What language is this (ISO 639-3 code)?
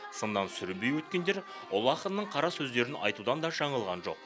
kaz